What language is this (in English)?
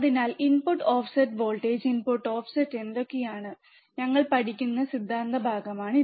Malayalam